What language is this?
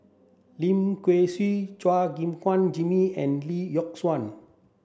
English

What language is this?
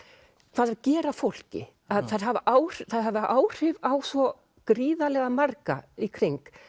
Icelandic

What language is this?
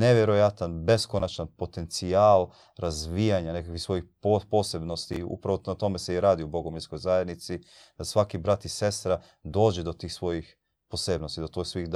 Croatian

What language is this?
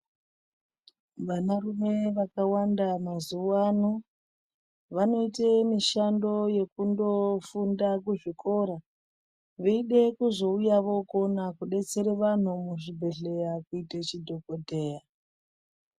Ndau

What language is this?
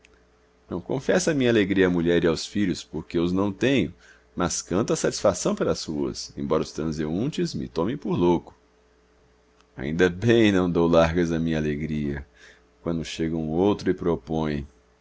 Portuguese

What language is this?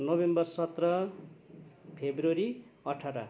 Nepali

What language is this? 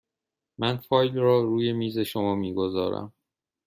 Persian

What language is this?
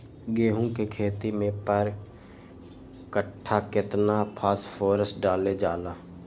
Magahi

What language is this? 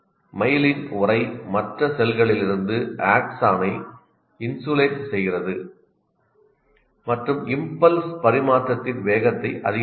Tamil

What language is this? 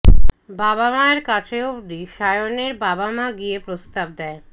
Bangla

